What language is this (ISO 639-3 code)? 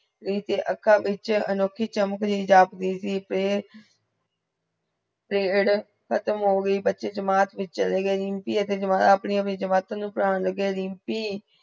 pan